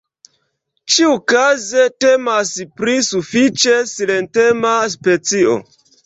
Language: Esperanto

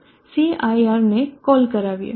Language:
Gujarati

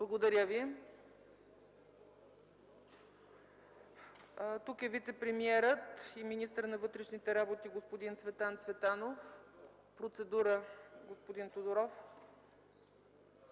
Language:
Bulgarian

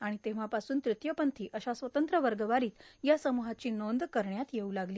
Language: Marathi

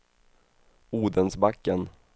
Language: Swedish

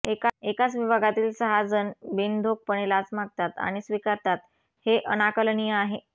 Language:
Marathi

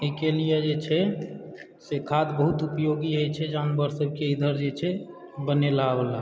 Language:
Maithili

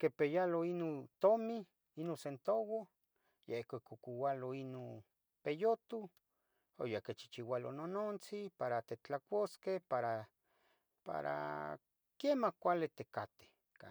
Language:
Tetelcingo Nahuatl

